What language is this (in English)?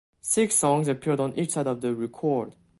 English